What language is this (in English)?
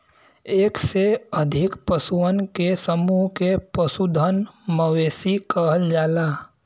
Bhojpuri